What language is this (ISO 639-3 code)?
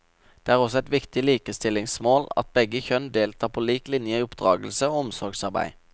nor